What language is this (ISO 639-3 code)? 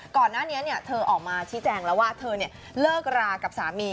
tha